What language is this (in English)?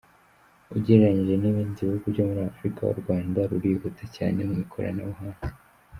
Kinyarwanda